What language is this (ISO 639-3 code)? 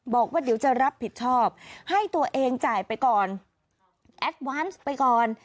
tha